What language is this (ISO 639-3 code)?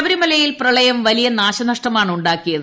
mal